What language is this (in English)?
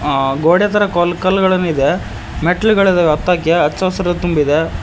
Kannada